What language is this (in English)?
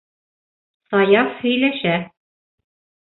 Bashkir